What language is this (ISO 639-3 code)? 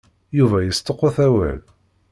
kab